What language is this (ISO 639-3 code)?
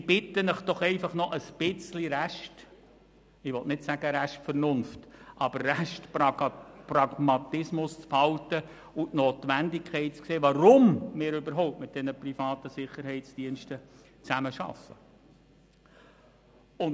gsw